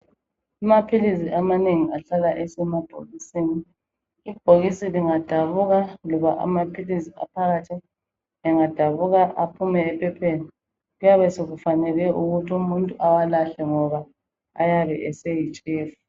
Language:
North Ndebele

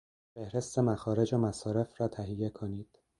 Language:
Persian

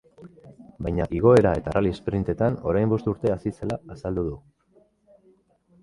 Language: Basque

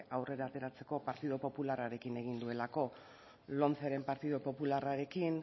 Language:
Basque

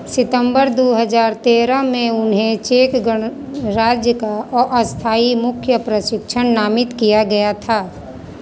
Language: Hindi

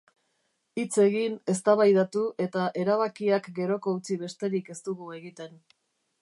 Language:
Basque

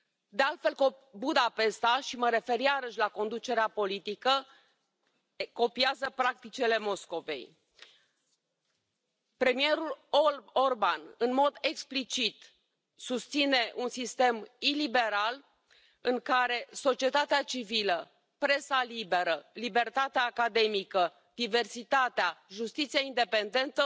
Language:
Romanian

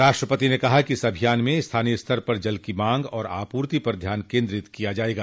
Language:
Hindi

